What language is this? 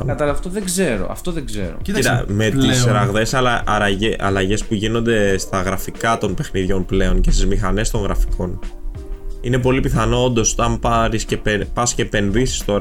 Greek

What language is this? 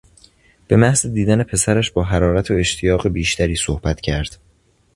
Persian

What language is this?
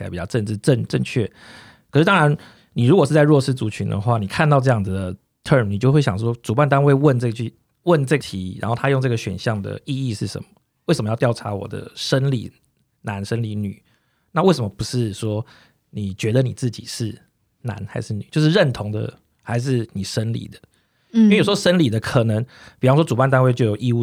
Chinese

